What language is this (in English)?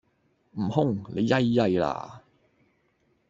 Cantonese